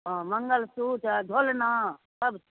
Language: Maithili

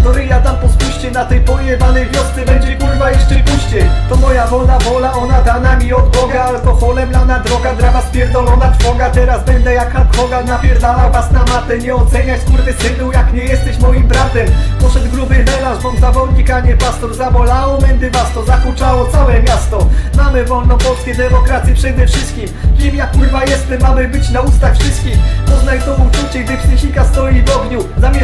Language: Polish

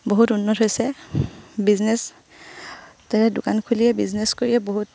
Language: Assamese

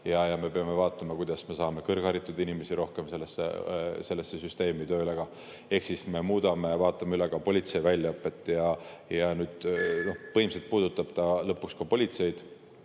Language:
Estonian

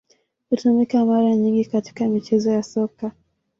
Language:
Swahili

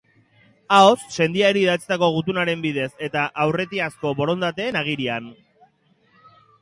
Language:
Basque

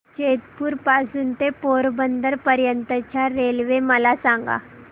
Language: Marathi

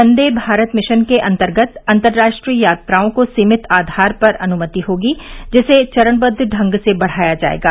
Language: Hindi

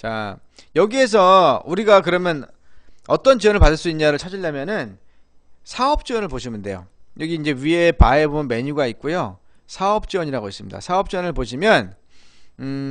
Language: Korean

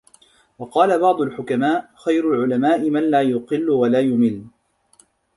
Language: Arabic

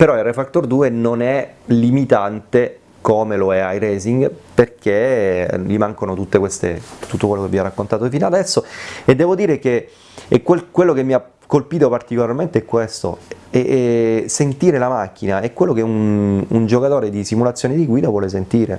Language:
Italian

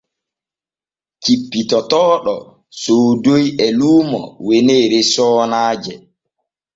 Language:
Borgu Fulfulde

